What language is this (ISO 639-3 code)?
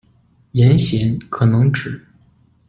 zho